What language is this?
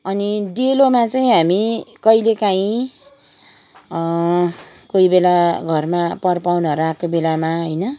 Nepali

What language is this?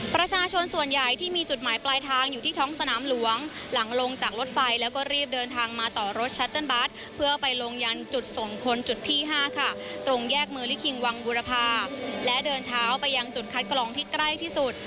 Thai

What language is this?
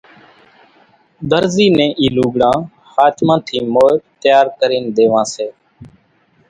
Kachi Koli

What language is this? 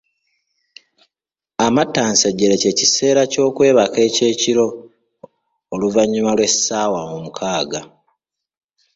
Ganda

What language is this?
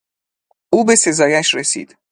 Persian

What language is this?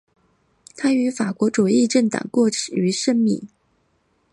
Chinese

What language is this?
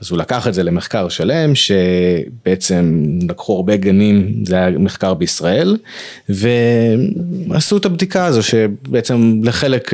Hebrew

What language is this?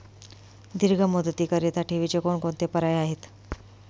Marathi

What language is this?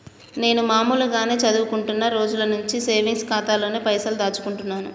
Telugu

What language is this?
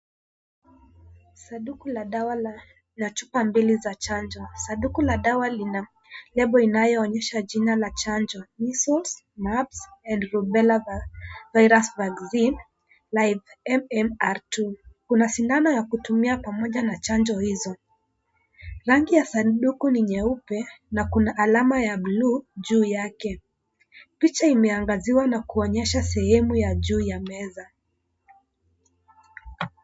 Swahili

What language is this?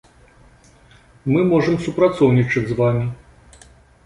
Belarusian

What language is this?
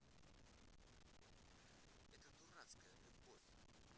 Russian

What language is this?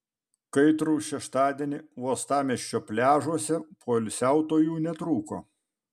Lithuanian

